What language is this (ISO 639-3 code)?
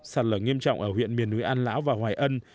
vie